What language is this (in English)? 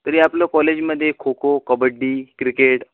Marathi